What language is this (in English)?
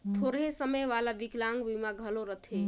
Chhattisgarhi